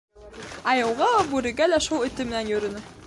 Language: Bashkir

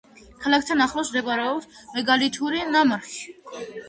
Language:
Georgian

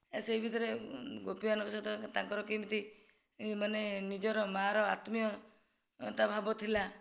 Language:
Odia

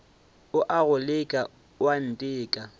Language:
Northern Sotho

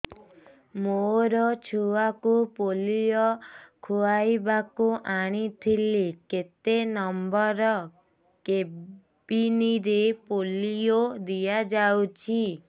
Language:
Odia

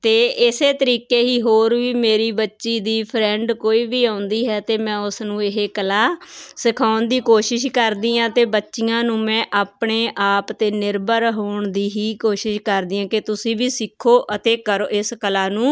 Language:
Punjabi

